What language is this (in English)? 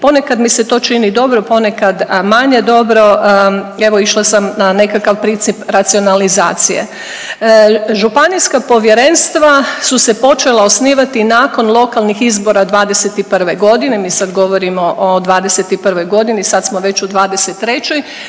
Croatian